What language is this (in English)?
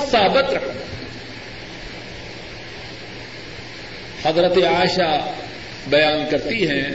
Urdu